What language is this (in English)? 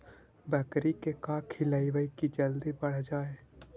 Magahi